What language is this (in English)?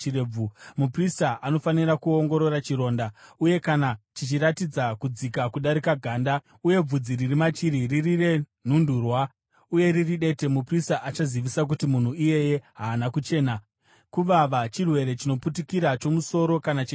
Shona